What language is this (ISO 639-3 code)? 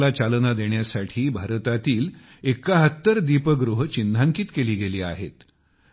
mar